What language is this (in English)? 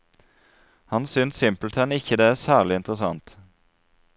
Norwegian